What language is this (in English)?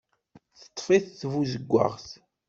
Kabyle